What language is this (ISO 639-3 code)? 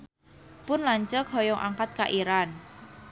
sun